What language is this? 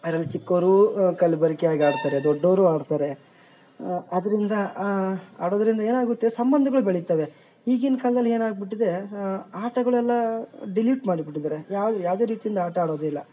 Kannada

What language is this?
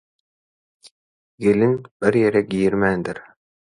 Turkmen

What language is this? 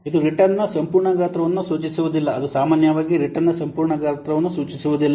Kannada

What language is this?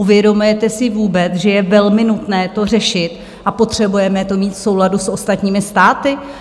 Czech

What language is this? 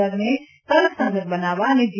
Gujarati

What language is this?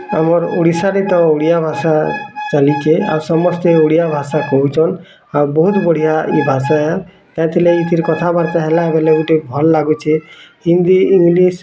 Odia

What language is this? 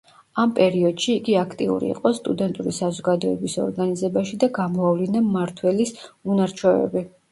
Georgian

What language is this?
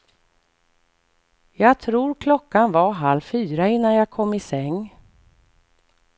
Swedish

